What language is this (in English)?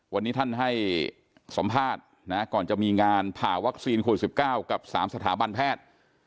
Thai